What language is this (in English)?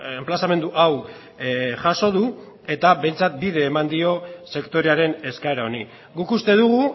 Basque